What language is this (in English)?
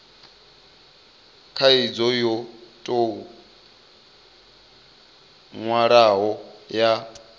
Venda